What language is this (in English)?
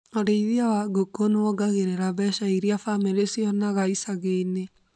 Kikuyu